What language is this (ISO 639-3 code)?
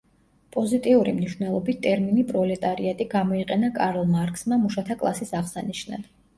kat